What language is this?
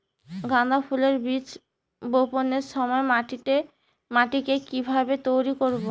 Bangla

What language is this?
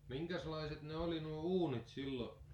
Finnish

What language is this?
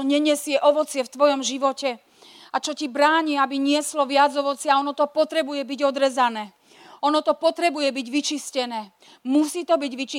Slovak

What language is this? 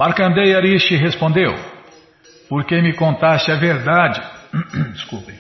Portuguese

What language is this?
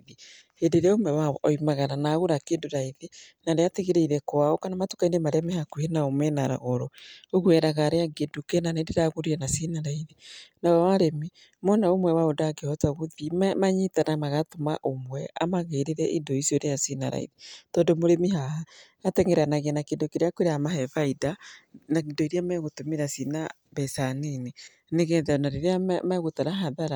Kikuyu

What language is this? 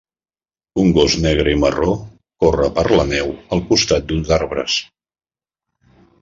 Catalan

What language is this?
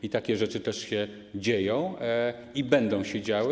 Polish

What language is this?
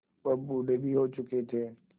Hindi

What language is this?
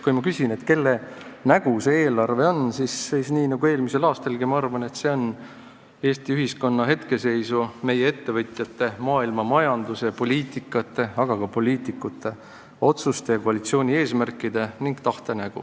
Estonian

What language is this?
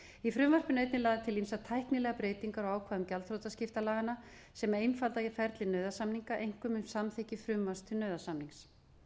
Icelandic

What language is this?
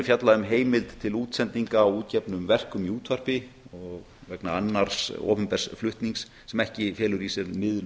Icelandic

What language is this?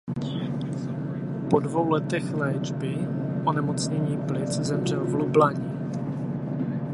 Czech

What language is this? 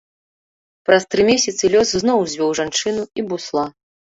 Belarusian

